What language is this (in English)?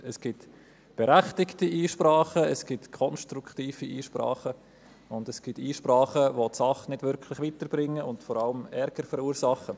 Swiss German